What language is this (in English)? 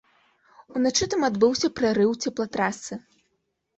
Belarusian